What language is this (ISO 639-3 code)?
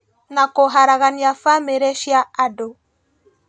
kik